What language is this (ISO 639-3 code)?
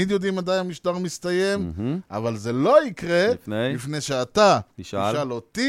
heb